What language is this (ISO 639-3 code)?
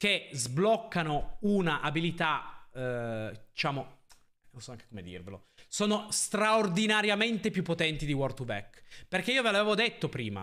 ita